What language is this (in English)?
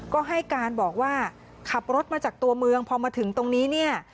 Thai